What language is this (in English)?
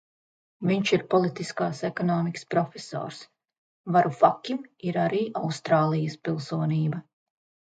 Latvian